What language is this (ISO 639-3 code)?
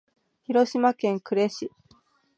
jpn